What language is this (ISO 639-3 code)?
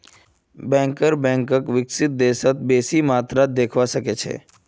mag